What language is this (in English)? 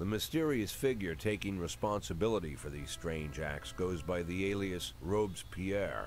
English